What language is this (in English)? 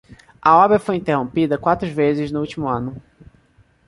Portuguese